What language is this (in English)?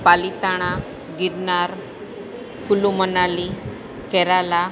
Gujarati